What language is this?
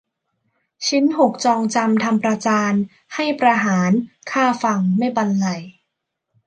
Thai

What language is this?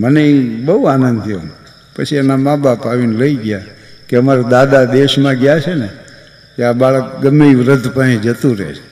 Gujarati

